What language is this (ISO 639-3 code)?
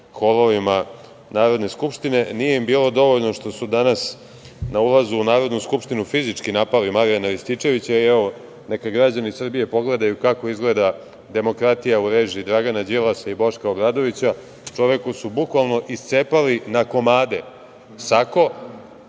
srp